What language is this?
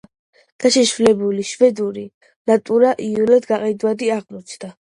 Georgian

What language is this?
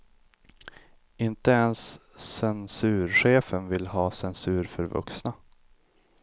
Swedish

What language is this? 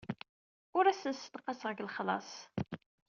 Kabyle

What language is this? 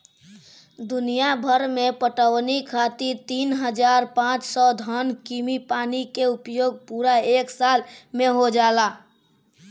Bhojpuri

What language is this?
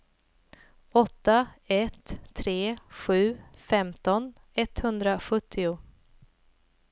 Swedish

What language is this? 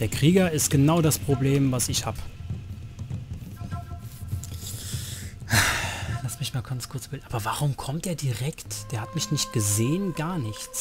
German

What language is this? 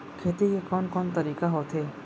Chhattisgarhi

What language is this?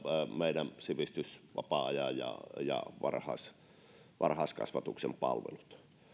Finnish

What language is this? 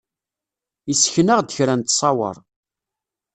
Kabyle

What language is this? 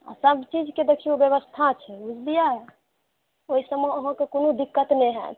Maithili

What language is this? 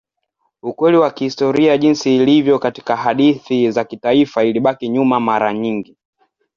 Swahili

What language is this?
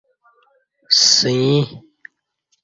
Kati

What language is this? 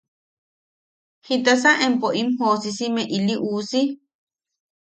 Yaqui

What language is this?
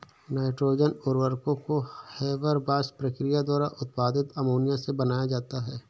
Hindi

